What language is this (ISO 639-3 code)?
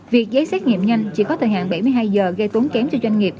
vie